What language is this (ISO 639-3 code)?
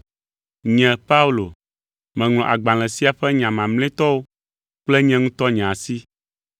ewe